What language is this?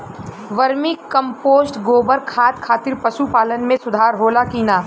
Bhojpuri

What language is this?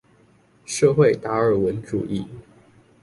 Chinese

